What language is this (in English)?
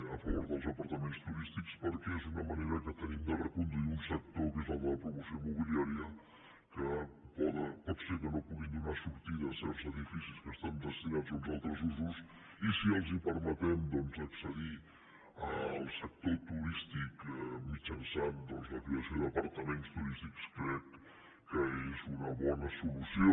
Catalan